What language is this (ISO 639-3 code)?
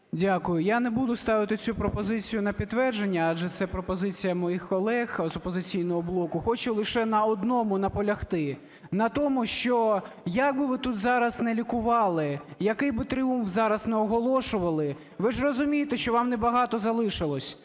ukr